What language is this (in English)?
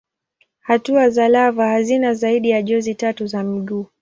Swahili